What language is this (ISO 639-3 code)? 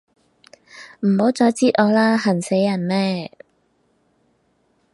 yue